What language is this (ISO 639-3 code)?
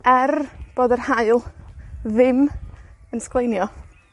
cym